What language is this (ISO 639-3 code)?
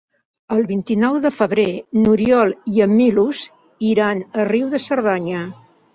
cat